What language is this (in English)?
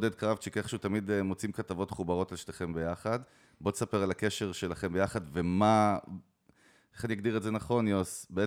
Hebrew